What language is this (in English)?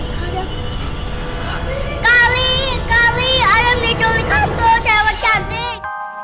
Indonesian